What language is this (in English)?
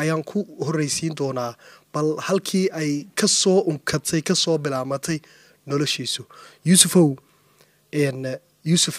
Arabic